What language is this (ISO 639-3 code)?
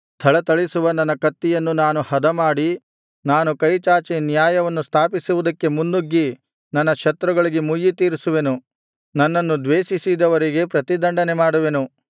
kan